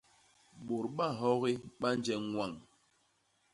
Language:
Basaa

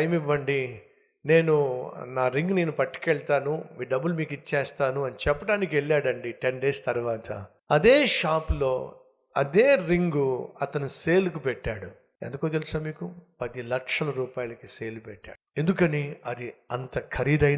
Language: Telugu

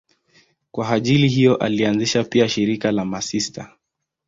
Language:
Swahili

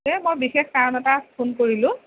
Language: Assamese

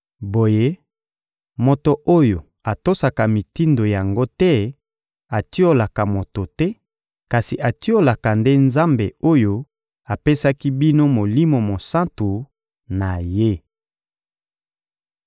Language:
Lingala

